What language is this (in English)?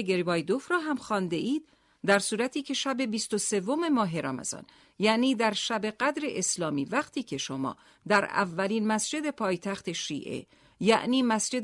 Persian